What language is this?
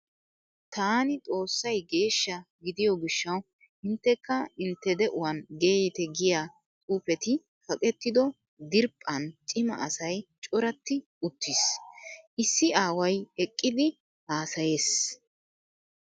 Wolaytta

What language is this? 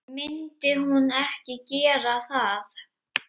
Icelandic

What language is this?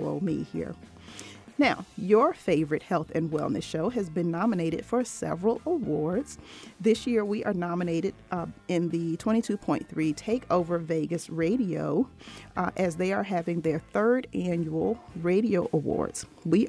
English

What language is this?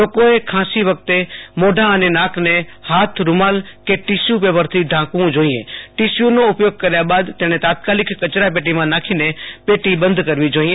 Gujarati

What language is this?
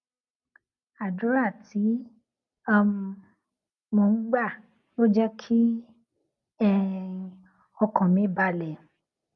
Yoruba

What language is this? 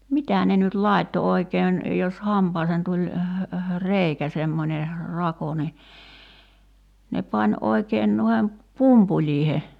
Finnish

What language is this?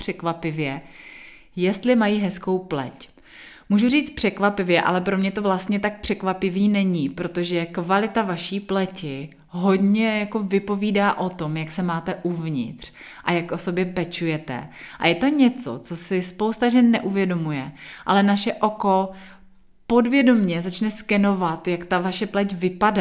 Czech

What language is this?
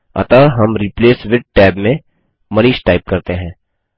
Hindi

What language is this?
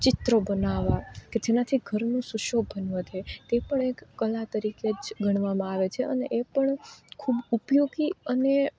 Gujarati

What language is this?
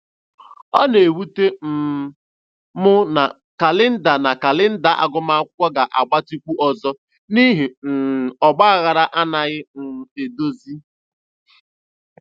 Igbo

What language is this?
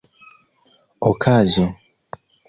Esperanto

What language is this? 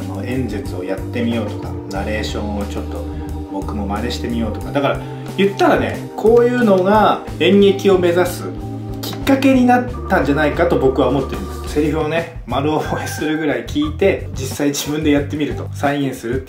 Japanese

